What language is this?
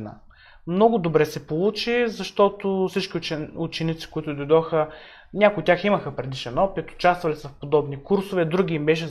Bulgarian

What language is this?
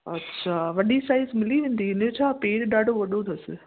Sindhi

